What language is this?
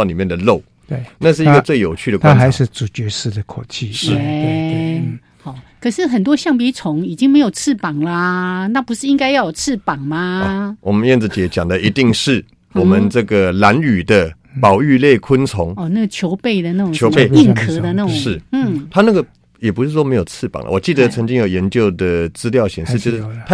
Chinese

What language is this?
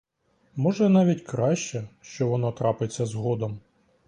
Ukrainian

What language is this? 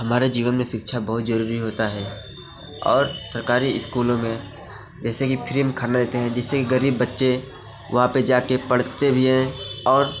Hindi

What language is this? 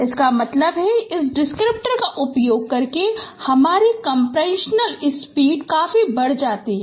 Hindi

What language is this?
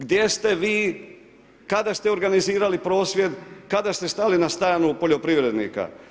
Croatian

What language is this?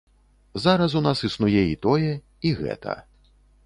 Belarusian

